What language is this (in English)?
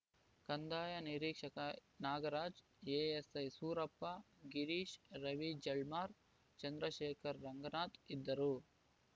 Kannada